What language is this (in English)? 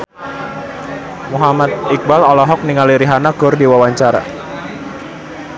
Sundanese